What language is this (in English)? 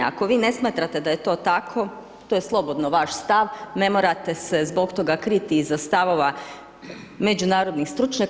Croatian